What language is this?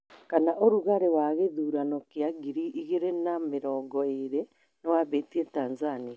Kikuyu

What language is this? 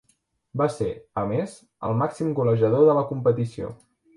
Catalan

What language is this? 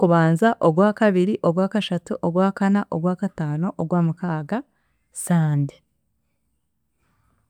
Chiga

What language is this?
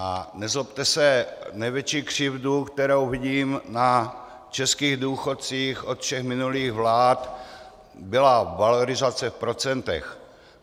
Czech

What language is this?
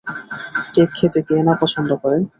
Bangla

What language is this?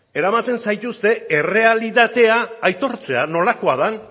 Basque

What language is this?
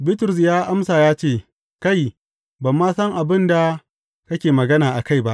Hausa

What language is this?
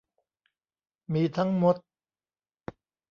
Thai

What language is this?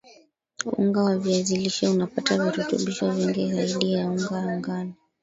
Swahili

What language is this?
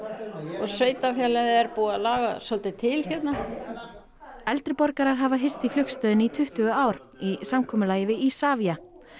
Icelandic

